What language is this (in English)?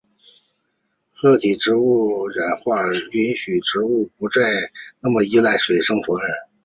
Chinese